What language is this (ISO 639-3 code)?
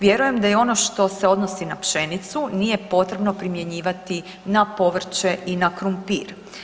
hrv